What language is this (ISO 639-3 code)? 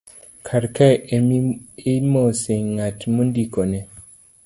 luo